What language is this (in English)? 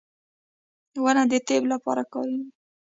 Pashto